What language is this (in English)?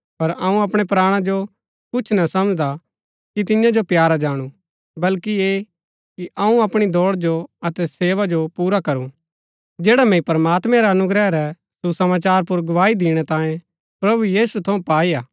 Gaddi